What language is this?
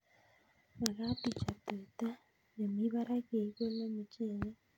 Kalenjin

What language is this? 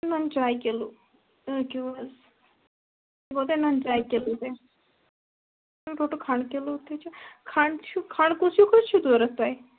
Kashmiri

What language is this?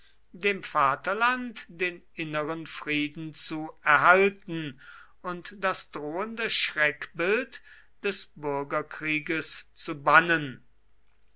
German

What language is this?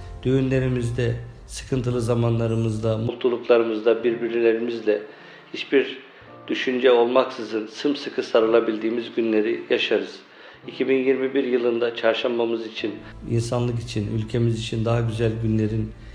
Turkish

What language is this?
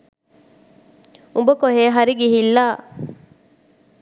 Sinhala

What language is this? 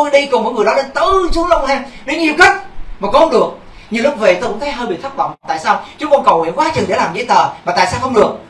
Vietnamese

